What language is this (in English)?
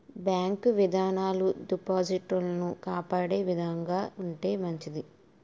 Telugu